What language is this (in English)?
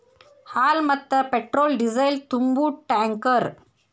Kannada